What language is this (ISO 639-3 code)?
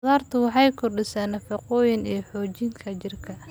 som